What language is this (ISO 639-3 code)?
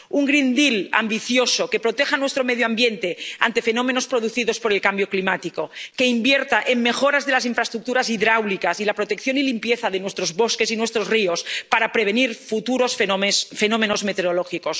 spa